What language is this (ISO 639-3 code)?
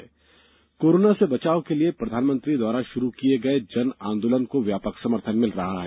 hin